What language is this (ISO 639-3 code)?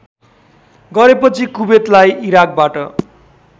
nep